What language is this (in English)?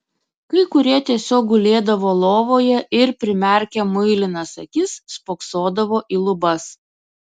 Lithuanian